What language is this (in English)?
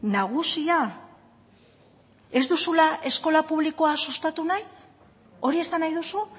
Basque